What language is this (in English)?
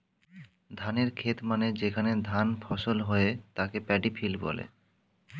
Bangla